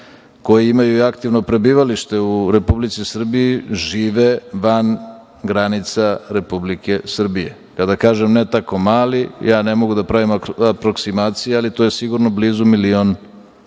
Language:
Serbian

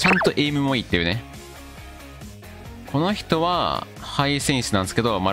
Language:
Japanese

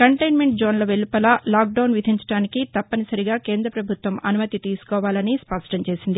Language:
Telugu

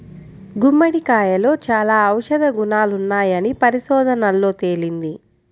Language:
Telugu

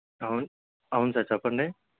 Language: Telugu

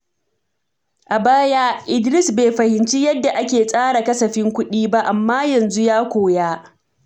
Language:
Hausa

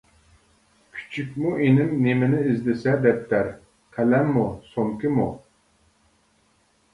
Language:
Uyghur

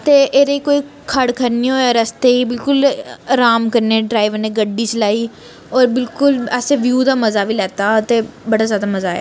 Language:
Dogri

